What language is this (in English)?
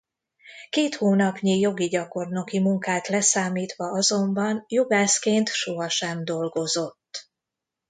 Hungarian